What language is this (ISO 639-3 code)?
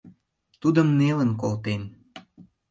chm